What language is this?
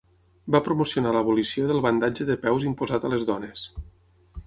Catalan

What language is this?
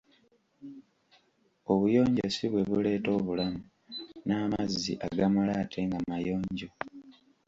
Ganda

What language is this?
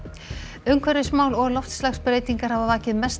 Icelandic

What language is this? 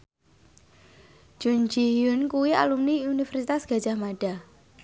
Javanese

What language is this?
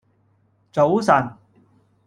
Cantonese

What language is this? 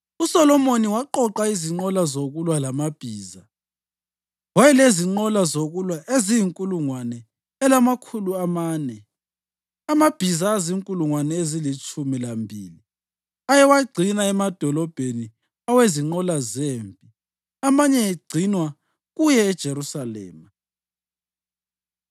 North Ndebele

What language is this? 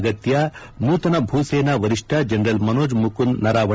Kannada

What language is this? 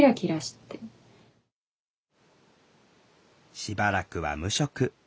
Japanese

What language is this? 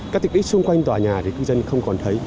Vietnamese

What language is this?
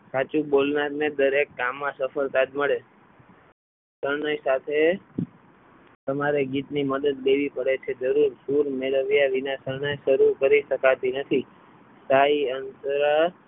Gujarati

